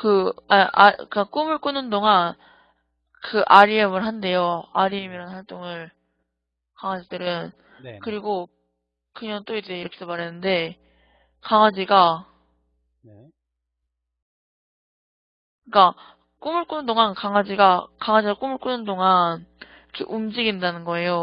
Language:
Korean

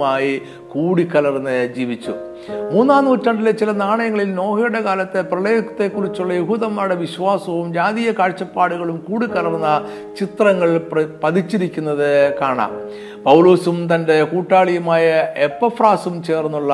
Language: Malayalam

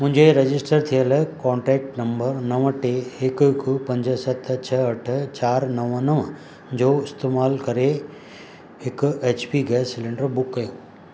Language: Sindhi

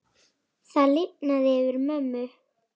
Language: Icelandic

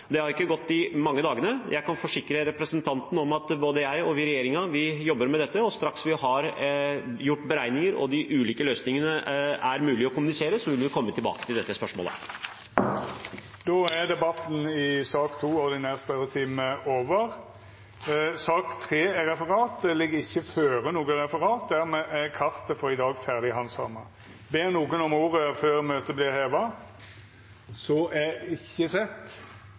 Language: Norwegian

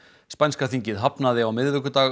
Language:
Icelandic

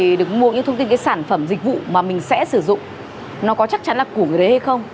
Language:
Vietnamese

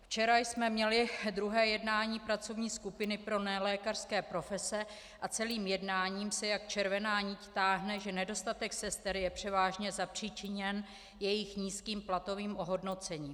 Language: Czech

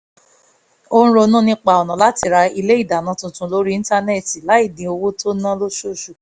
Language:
Yoruba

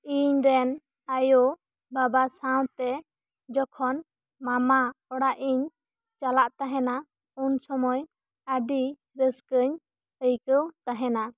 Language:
Santali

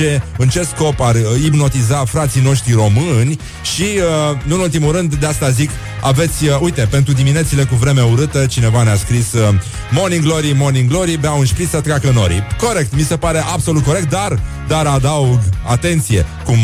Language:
Romanian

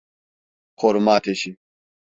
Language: Turkish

